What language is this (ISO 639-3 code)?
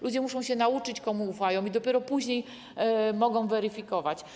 pol